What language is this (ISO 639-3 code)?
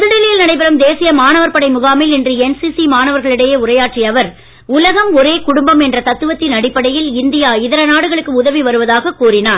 tam